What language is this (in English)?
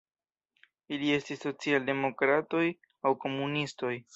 Esperanto